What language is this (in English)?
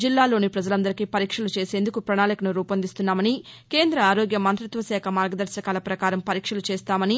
Telugu